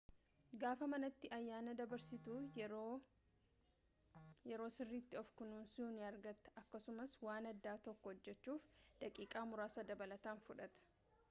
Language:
Oromo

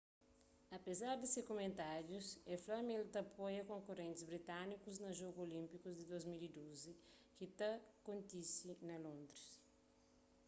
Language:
Kabuverdianu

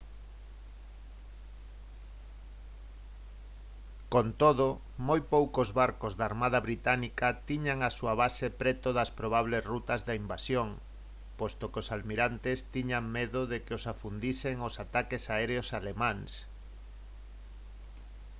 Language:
Galician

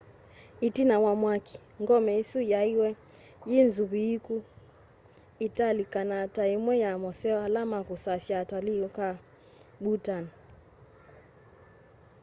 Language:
Kamba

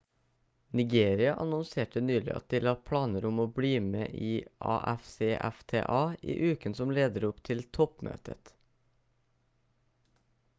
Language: Norwegian Bokmål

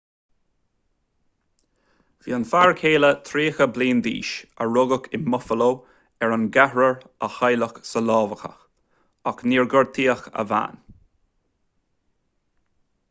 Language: Irish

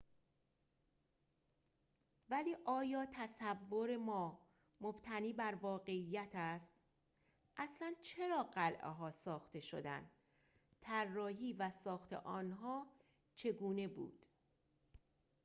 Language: Persian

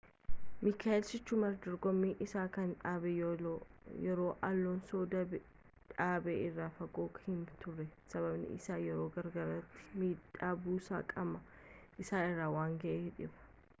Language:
Oromo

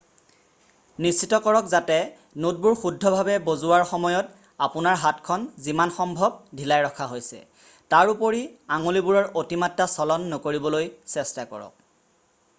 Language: Assamese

